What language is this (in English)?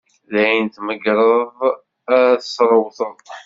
Kabyle